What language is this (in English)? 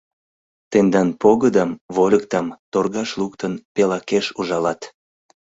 Mari